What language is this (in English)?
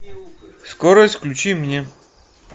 Russian